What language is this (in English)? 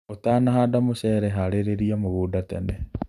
Kikuyu